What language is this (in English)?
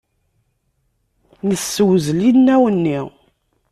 Kabyle